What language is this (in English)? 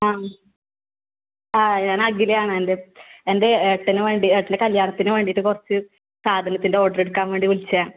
Malayalam